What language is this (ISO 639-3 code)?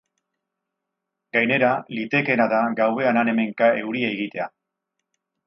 eus